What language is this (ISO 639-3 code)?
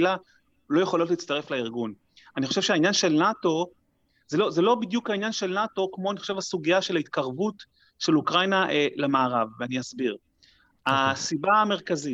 heb